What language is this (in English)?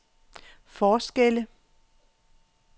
Danish